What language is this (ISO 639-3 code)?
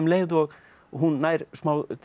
isl